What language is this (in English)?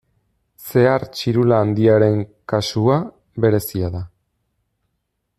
Basque